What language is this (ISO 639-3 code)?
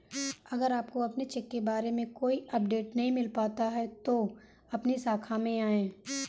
hin